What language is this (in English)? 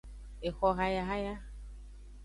Aja (Benin)